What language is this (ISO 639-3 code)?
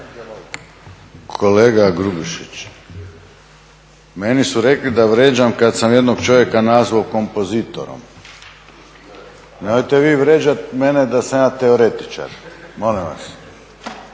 hrv